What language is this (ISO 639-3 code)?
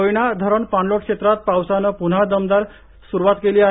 mar